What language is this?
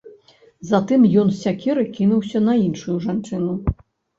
Belarusian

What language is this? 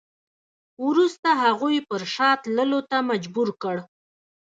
Pashto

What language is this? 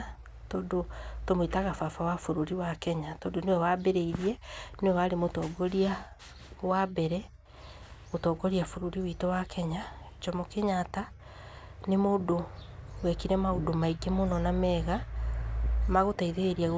Kikuyu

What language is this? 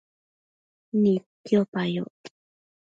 Matsés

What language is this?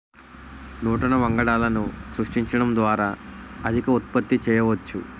Telugu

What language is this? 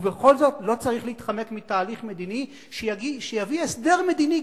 Hebrew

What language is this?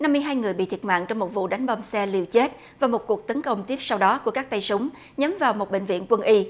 Vietnamese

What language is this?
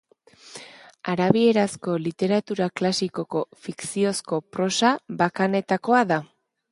Basque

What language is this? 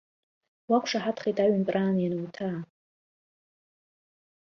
Abkhazian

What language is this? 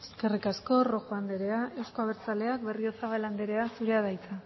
Basque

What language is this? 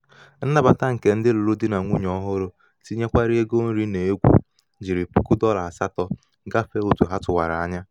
Igbo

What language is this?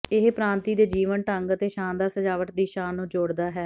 Punjabi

